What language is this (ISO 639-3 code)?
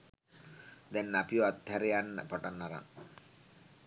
sin